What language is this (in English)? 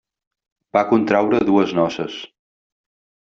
Catalan